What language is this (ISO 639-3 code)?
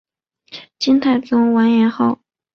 zho